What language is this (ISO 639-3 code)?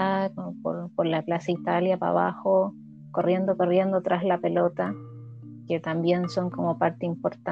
spa